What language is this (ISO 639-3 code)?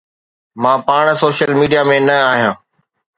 snd